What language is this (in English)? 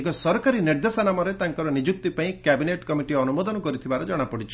Odia